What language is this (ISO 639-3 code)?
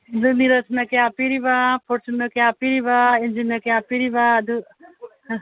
mni